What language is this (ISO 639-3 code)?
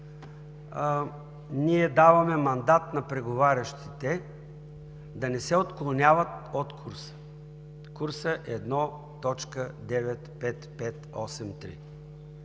bul